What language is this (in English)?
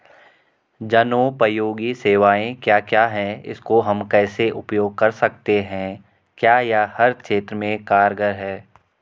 Hindi